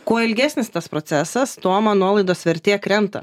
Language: Lithuanian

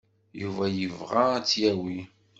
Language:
Kabyle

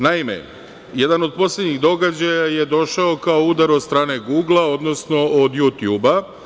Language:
Serbian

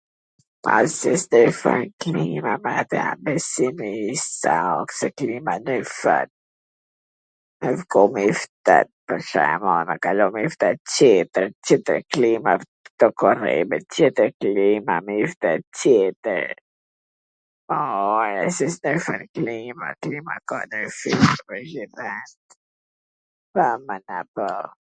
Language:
Gheg Albanian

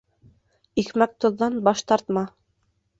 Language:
Bashkir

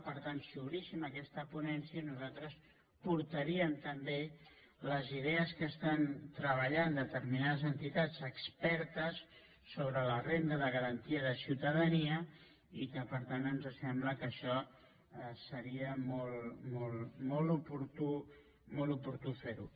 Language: Catalan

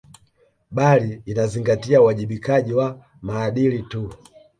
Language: Swahili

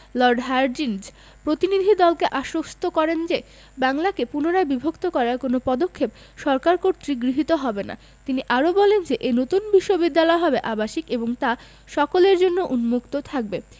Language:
Bangla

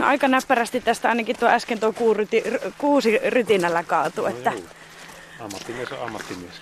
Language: Finnish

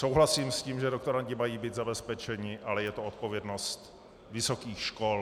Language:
Czech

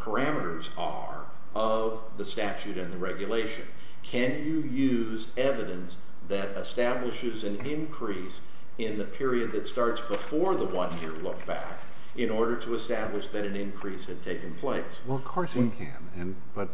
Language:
English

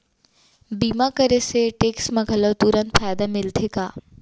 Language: Chhattisgarhi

